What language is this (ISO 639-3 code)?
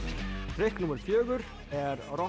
isl